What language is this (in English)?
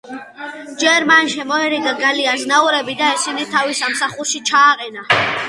Georgian